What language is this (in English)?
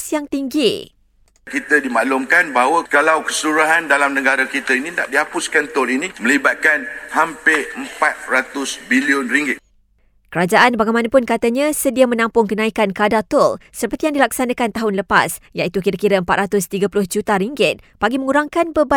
Malay